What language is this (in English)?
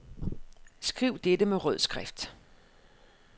Danish